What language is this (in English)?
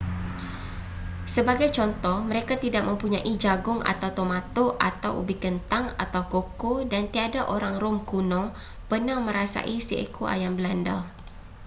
Malay